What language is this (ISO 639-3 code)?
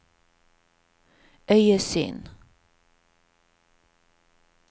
nor